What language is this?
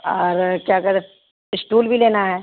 Urdu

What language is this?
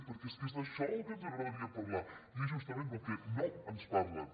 Catalan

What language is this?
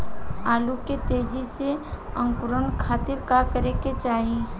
Bhojpuri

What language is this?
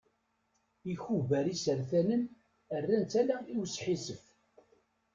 Kabyle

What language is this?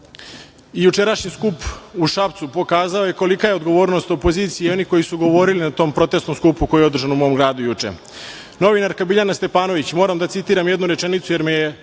Serbian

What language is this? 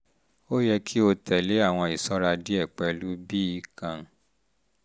Yoruba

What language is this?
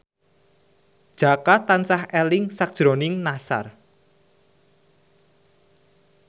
Javanese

